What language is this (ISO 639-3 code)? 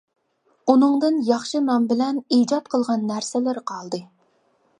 uig